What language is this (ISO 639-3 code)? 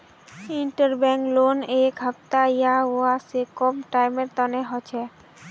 mag